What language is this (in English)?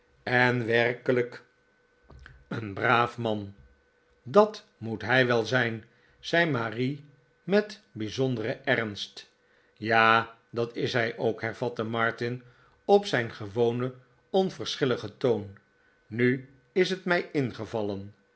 Dutch